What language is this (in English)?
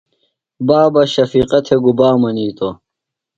Phalura